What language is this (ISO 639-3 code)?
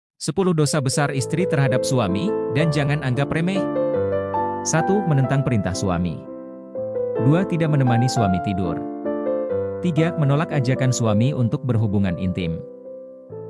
ind